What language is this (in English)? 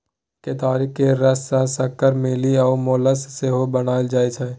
Maithili